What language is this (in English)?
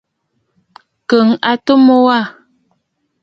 Bafut